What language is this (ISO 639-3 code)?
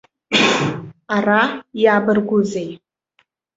abk